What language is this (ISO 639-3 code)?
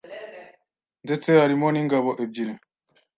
kin